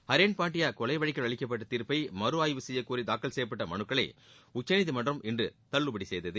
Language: Tamil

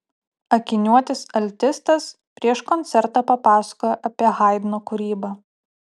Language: Lithuanian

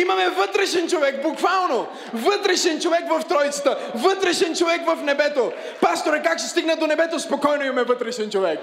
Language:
Bulgarian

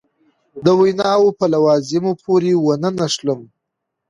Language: Pashto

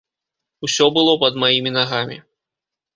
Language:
Belarusian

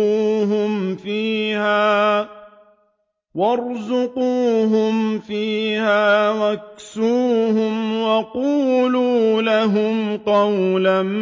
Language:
Arabic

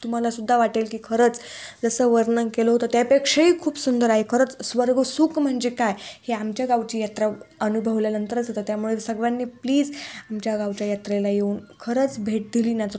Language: Marathi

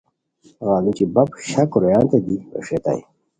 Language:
Khowar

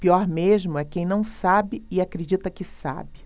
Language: Portuguese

